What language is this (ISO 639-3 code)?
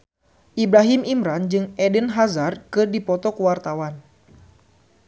sun